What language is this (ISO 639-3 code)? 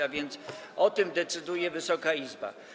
pol